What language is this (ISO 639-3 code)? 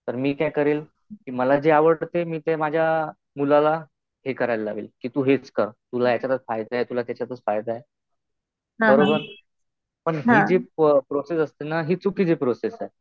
mar